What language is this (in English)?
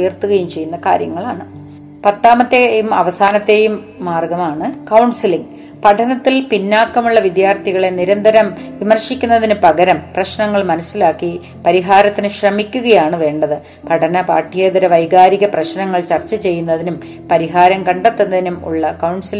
Malayalam